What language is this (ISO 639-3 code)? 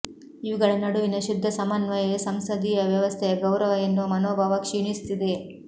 kan